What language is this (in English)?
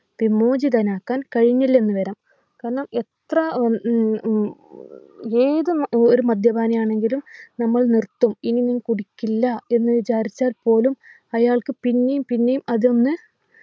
Malayalam